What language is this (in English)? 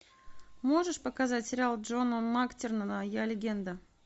Russian